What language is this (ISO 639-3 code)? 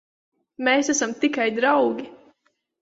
lav